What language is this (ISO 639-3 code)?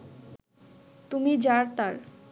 ben